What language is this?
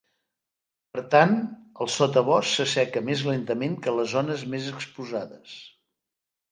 Catalan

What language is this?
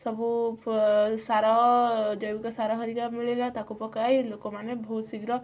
Odia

